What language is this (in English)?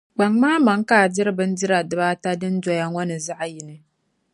Dagbani